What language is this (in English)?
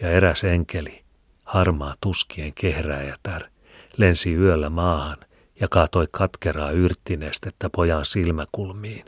Finnish